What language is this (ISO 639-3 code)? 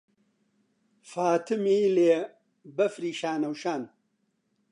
ckb